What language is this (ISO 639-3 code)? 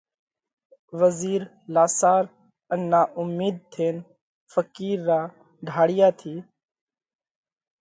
kvx